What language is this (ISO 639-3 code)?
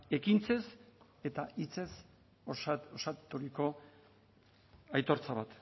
eus